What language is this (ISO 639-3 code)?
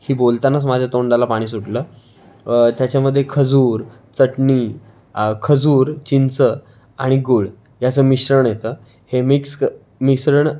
mar